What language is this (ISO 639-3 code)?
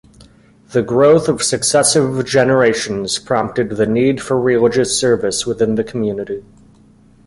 eng